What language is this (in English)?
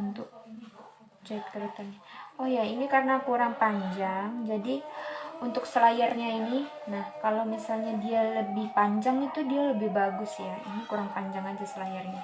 Indonesian